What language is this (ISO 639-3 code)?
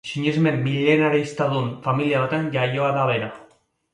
eus